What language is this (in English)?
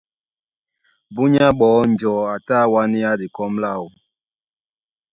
Duala